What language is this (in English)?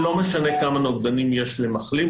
Hebrew